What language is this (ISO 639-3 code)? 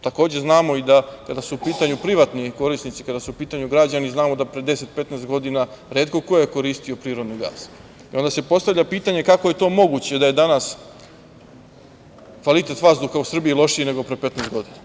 srp